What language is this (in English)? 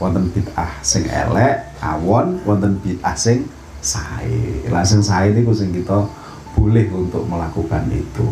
Indonesian